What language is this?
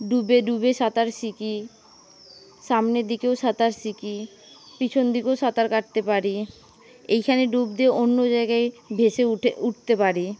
Bangla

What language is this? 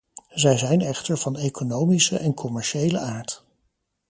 Dutch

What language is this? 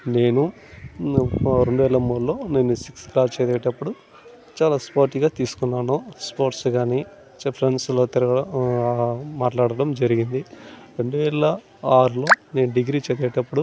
Telugu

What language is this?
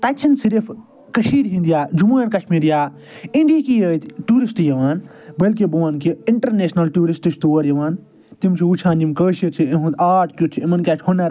Kashmiri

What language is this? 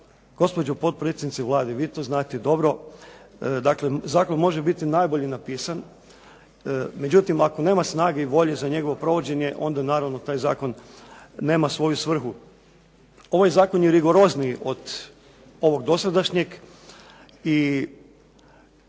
Croatian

